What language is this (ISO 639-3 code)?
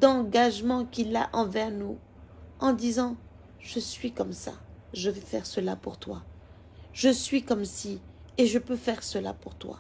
fra